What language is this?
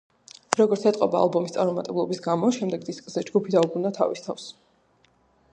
Georgian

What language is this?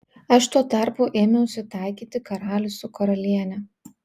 Lithuanian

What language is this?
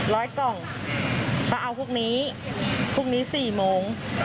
Thai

